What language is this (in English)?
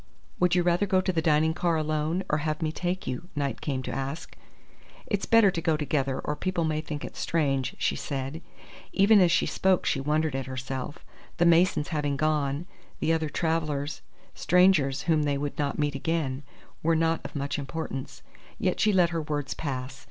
English